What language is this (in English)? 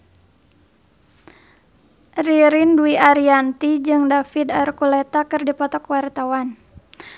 Sundanese